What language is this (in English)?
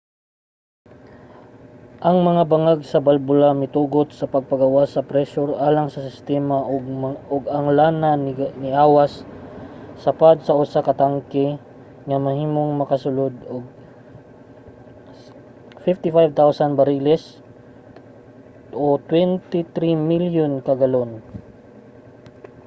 Cebuano